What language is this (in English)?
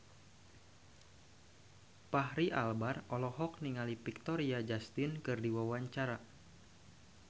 Sundanese